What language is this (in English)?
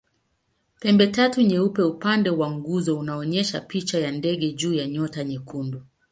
Swahili